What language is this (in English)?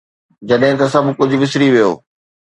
Sindhi